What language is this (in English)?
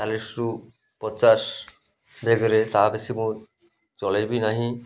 Odia